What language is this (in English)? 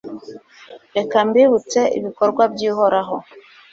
Kinyarwanda